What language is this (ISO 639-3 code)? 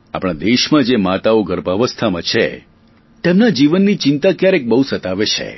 guj